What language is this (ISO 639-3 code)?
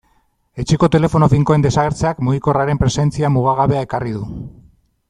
eus